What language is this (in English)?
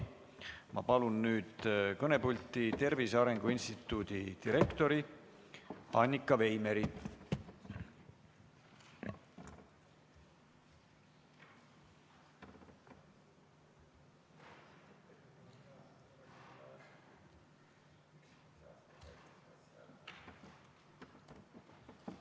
Estonian